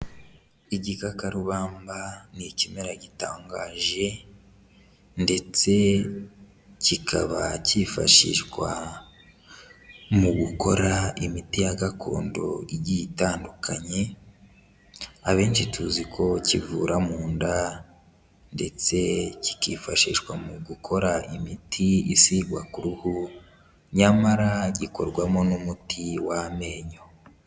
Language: Kinyarwanda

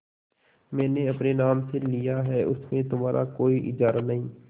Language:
Hindi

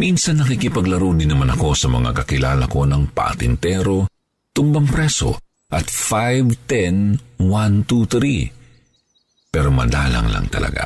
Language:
Filipino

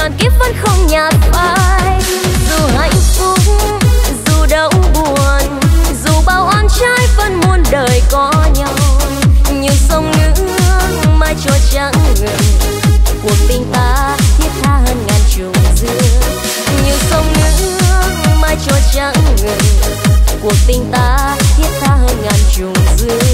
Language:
Vietnamese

